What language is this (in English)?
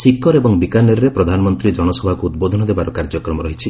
Odia